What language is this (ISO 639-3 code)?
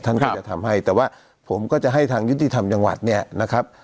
tha